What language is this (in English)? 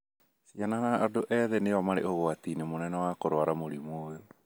Kikuyu